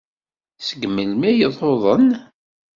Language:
Kabyle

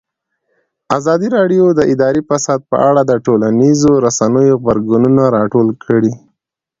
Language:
Pashto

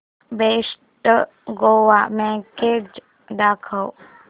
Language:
Marathi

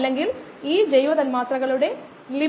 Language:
Malayalam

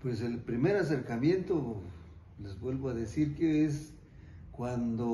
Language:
Spanish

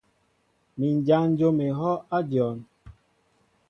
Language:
Mbo (Cameroon)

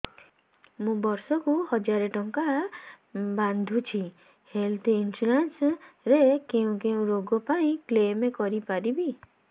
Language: Odia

